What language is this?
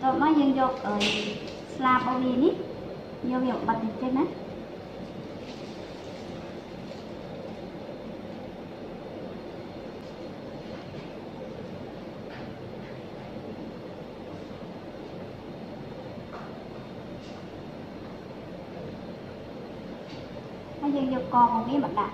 Vietnamese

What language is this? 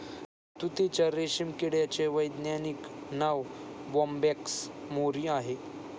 Marathi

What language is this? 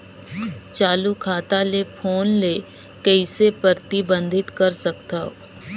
Chhattisgarhi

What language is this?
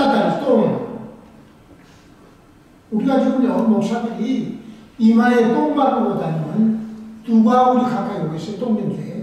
Korean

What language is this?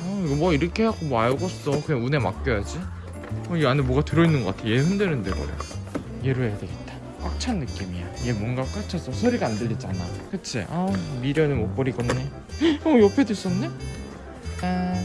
Korean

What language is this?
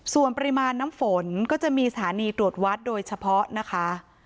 Thai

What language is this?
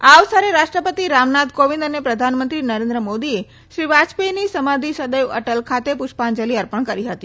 Gujarati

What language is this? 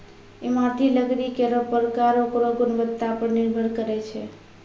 Maithili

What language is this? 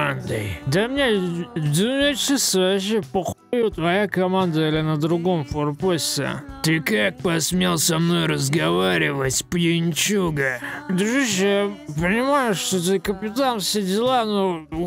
Russian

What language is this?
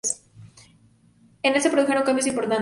Spanish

